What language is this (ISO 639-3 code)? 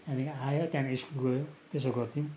nep